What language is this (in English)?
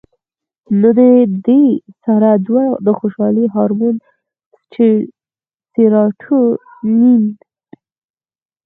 Pashto